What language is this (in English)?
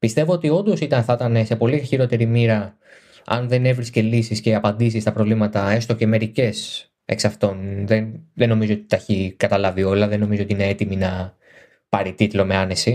Greek